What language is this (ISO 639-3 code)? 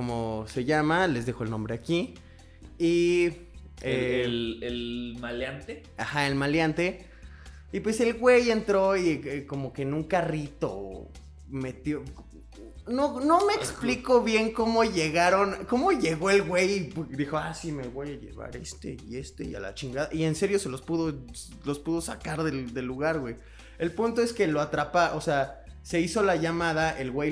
spa